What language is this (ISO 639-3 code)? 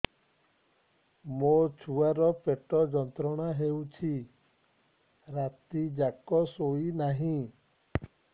ori